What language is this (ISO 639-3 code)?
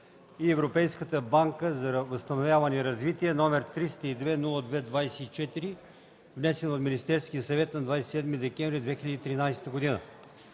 bul